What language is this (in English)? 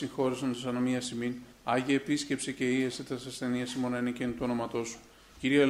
Greek